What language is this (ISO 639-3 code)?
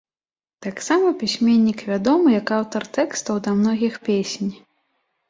bel